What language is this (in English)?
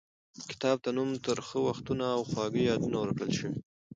Pashto